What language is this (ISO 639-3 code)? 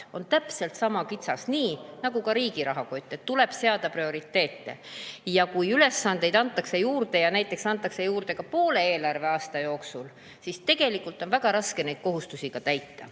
est